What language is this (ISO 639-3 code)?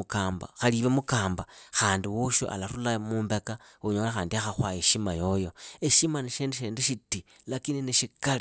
ida